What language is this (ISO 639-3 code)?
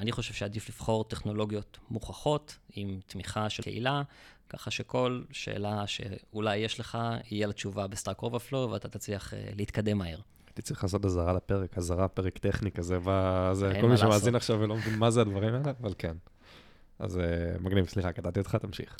heb